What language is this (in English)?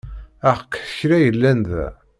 Kabyle